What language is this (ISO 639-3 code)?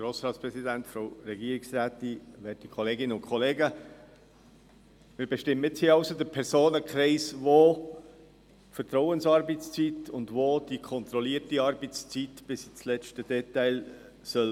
gsw